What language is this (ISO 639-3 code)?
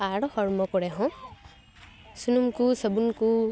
sat